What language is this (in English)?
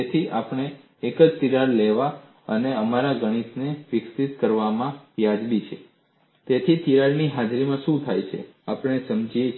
Gujarati